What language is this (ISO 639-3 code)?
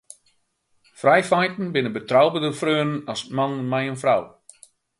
fry